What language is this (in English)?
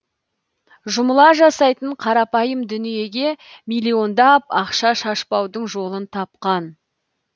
Kazakh